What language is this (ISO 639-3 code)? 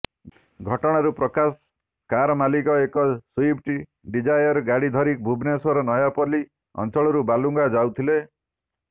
ori